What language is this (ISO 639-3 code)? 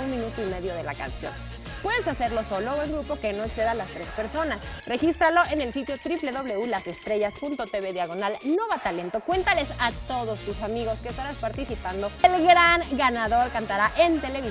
spa